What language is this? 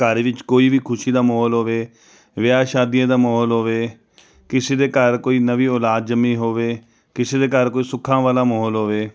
Punjabi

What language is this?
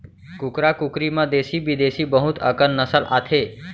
Chhattisgarhi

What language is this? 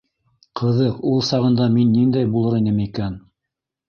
Bashkir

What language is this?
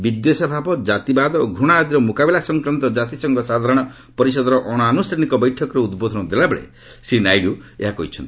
Odia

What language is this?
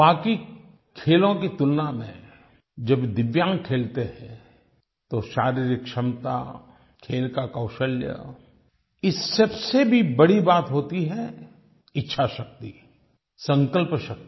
Hindi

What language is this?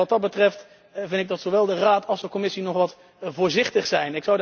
Dutch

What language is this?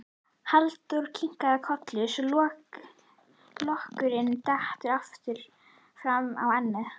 Icelandic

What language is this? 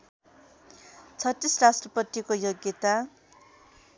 Nepali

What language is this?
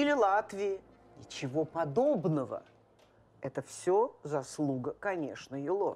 Russian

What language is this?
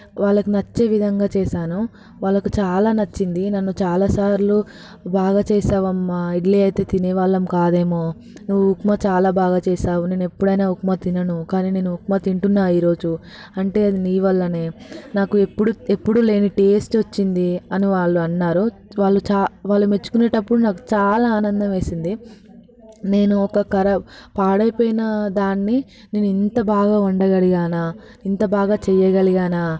Telugu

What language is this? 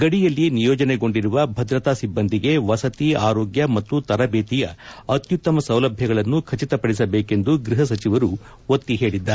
Kannada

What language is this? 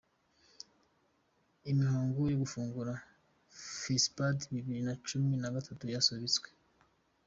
Kinyarwanda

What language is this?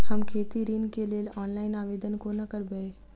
Maithili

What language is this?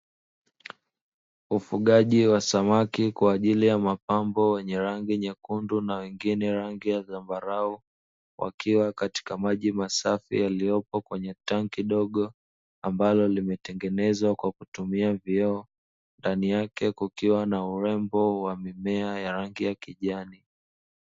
Swahili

